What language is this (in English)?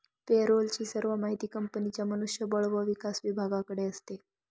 Marathi